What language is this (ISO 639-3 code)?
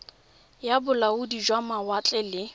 tsn